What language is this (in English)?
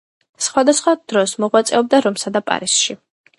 Georgian